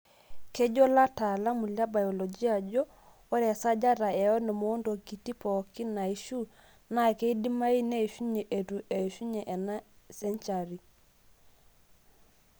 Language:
Masai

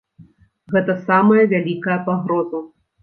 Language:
Belarusian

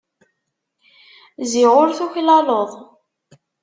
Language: Kabyle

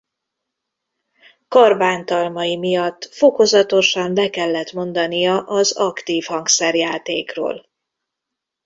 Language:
Hungarian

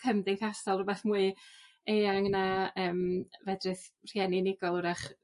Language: Welsh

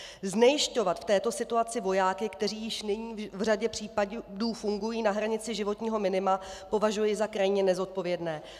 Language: Czech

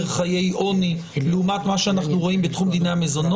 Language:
Hebrew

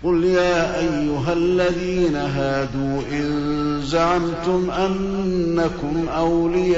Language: Arabic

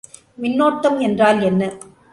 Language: Tamil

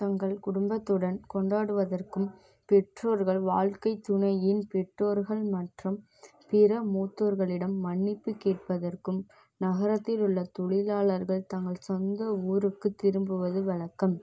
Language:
Tamil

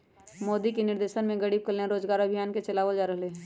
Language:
Magahi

